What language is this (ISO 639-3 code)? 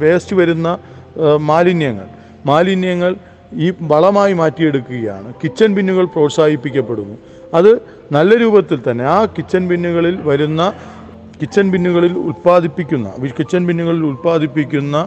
mal